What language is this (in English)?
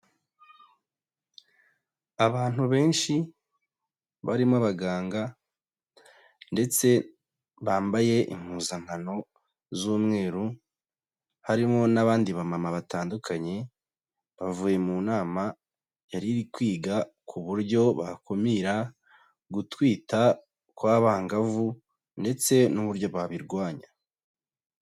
Kinyarwanda